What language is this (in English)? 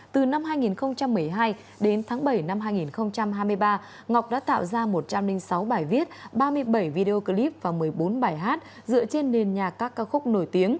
Vietnamese